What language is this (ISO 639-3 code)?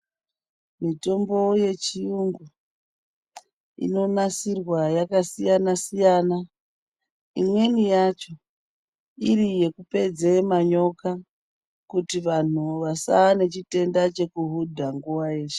ndc